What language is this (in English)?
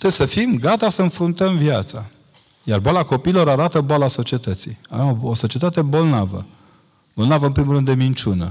Romanian